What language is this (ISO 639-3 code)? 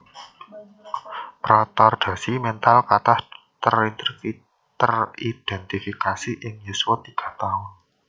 jav